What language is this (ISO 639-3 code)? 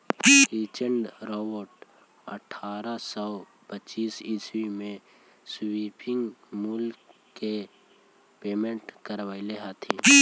mag